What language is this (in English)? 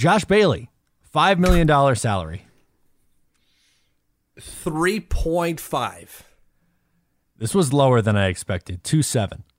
English